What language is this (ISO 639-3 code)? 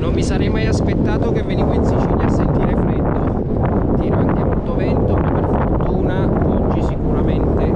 ita